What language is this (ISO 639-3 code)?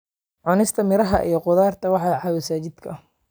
som